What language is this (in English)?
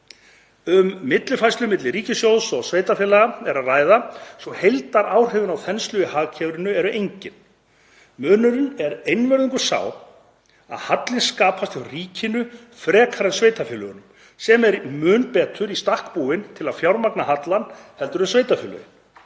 Icelandic